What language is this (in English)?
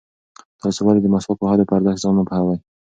Pashto